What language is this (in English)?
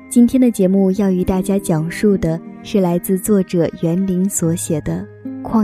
Chinese